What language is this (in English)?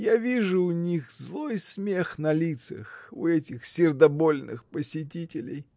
Russian